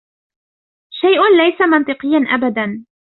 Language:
Arabic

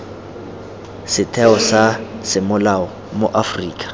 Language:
Tswana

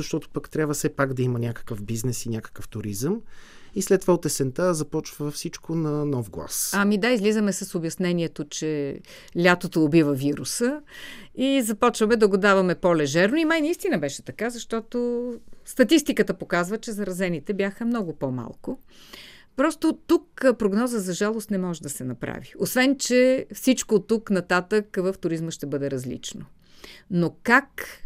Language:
Bulgarian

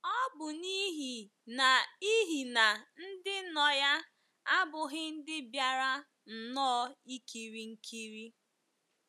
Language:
Igbo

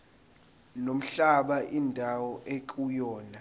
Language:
Zulu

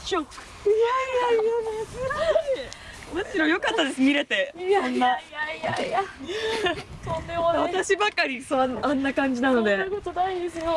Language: Japanese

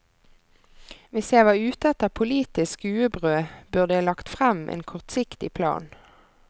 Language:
Norwegian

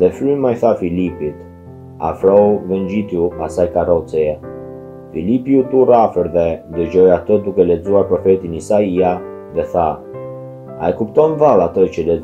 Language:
Romanian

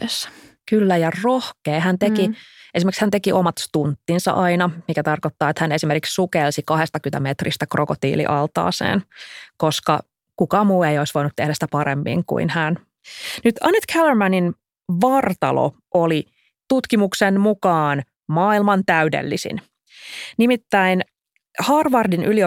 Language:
Finnish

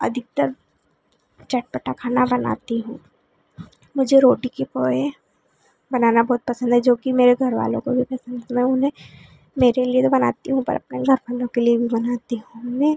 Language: Hindi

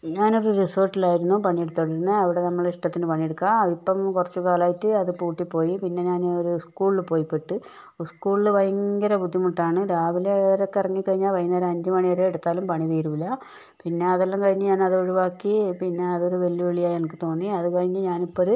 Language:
Malayalam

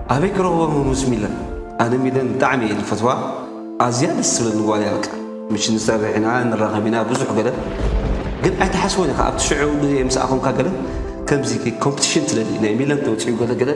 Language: Arabic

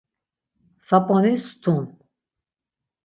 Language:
Laz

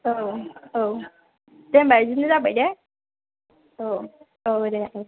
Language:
Bodo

